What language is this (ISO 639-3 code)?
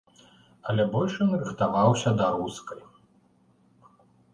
bel